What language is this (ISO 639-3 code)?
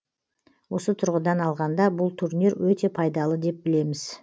kaz